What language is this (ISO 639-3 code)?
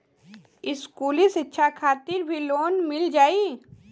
bho